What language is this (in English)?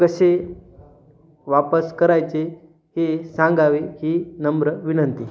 Marathi